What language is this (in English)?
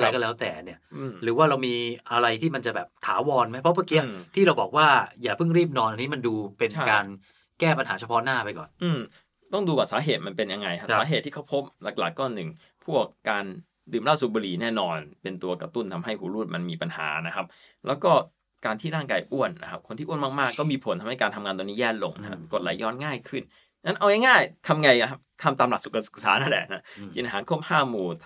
Thai